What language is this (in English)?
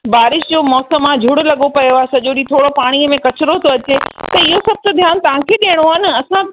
Sindhi